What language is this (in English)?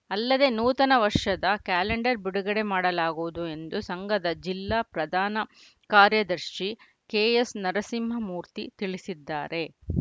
Kannada